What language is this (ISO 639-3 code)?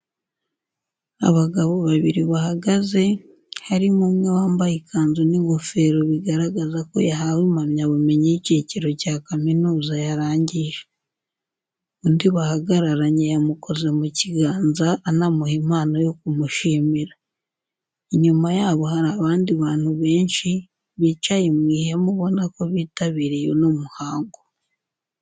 kin